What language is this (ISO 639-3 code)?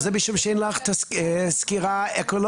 heb